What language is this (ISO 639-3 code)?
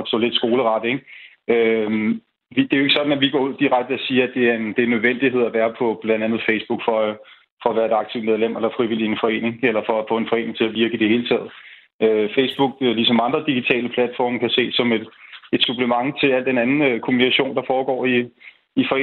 dan